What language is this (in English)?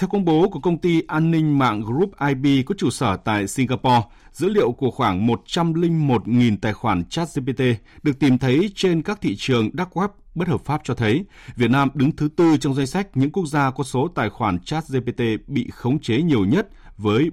Vietnamese